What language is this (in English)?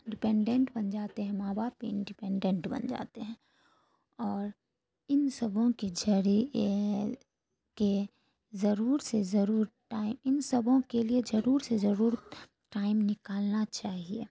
Urdu